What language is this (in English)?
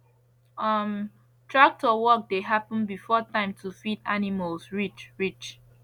Nigerian Pidgin